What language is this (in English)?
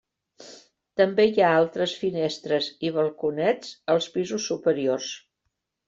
Catalan